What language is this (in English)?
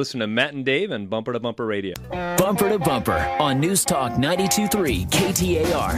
English